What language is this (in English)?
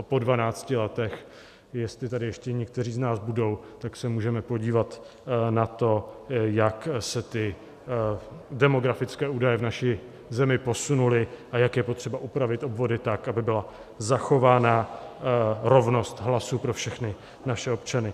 Czech